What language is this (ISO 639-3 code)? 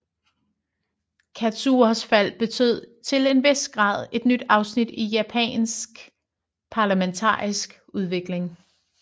dan